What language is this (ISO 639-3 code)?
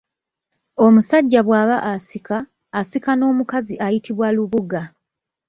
lug